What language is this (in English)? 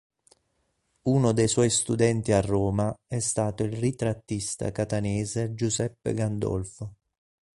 Italian